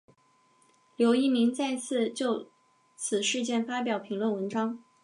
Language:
Chinese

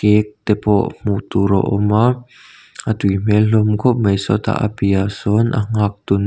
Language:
Mizo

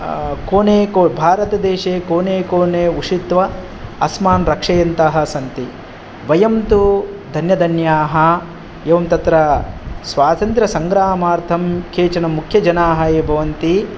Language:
Sanskrit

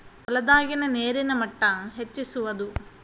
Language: Kannada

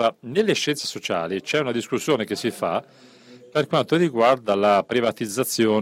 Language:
Italian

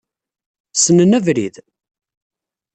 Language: Kabyle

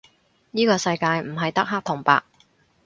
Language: Cantonese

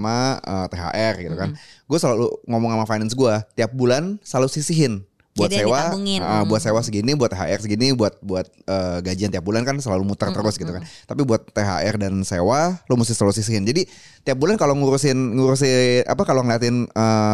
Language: Indonesian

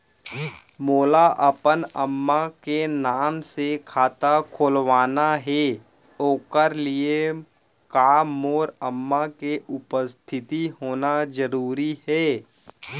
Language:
Chhattisgarhi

